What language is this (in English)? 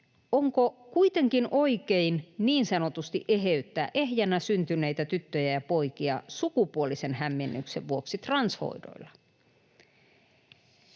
Finnish